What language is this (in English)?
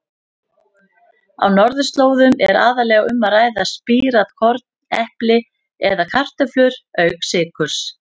Icelandic